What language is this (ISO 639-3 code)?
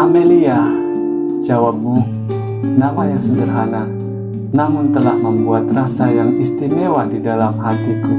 ind